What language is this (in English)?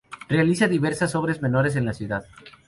Spanish